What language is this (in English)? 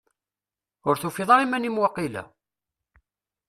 Kabyle